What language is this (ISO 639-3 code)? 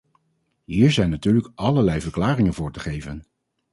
nld